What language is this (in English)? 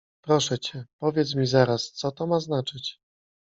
Polish